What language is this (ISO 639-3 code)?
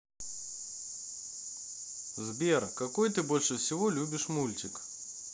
rus